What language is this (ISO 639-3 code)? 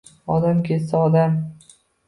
uzb